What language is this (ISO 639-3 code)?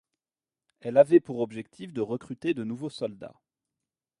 fra